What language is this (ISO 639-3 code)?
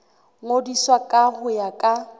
sot